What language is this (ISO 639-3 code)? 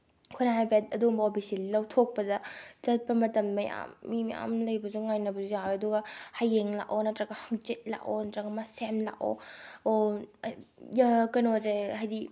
mni